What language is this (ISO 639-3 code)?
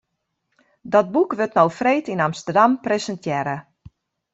fry